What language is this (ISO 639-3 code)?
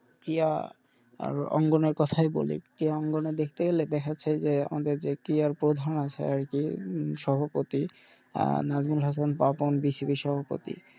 ben